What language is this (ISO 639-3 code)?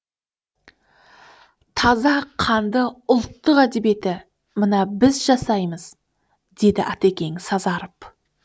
kaz